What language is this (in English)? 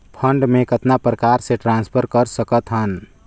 Chhattisgarhi